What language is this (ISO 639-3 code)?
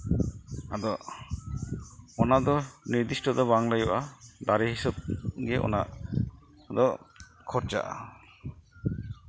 sat